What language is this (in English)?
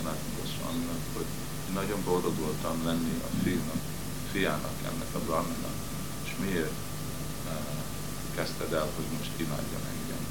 Hungarian